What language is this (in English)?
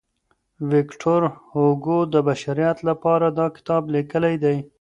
Pashto